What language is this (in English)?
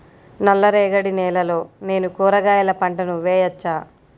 Telugu